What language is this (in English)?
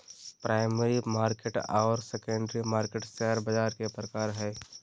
Magahi